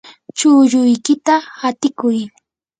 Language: Yanahuanca Pasco Quechua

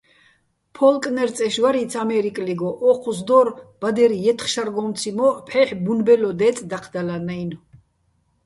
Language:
Bats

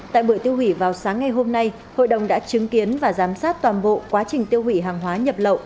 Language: Vietnamese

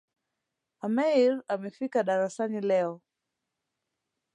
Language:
Swahili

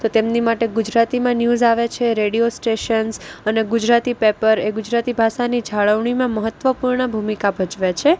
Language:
Gujarati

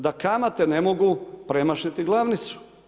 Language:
Croatian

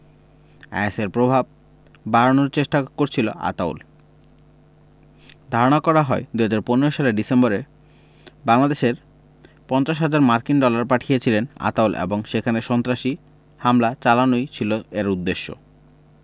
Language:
Bangla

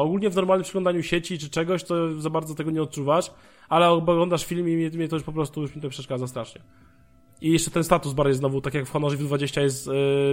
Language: Polish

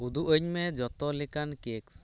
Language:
Santali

